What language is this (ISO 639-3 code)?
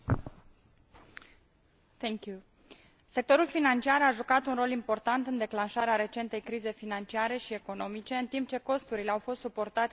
ron